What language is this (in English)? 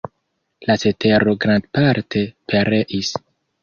Esperanto